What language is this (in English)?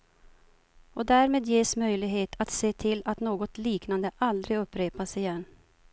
Swedish